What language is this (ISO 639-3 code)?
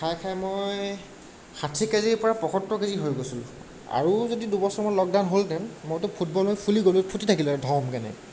asm